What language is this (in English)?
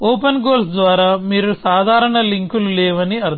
Telugu